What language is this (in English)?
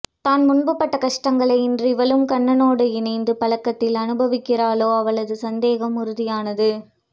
Tamil